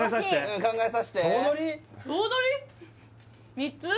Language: Japanese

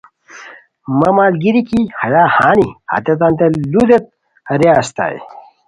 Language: Khowar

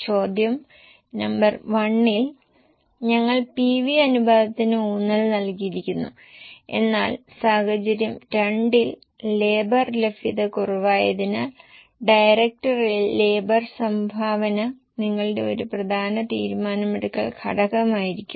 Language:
Malayalam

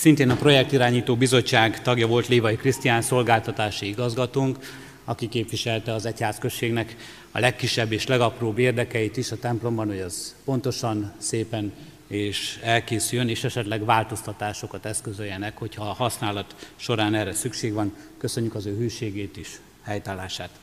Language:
Hungarian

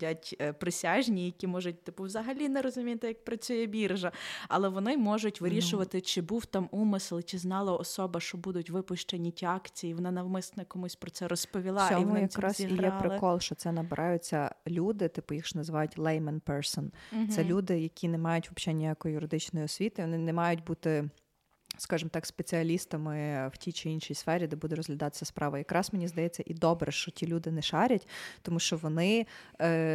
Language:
Ukrainian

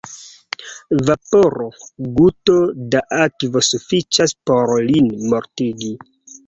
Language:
Esperanto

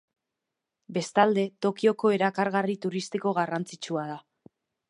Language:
Basque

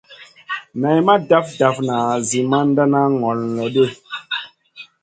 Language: Masana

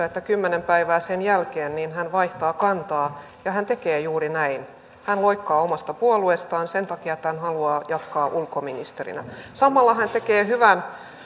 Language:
Finnish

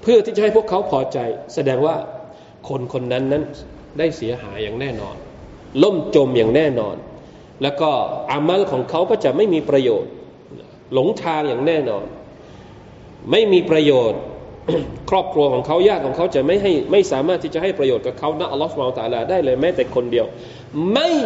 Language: Thai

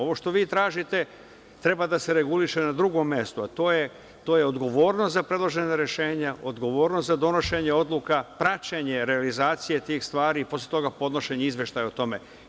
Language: Serbian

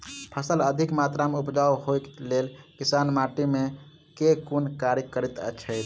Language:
Maithili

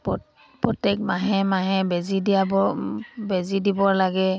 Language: Assamese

